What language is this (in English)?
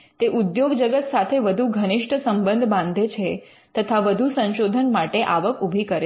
Gujarati